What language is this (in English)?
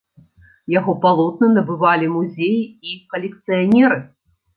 Belarusian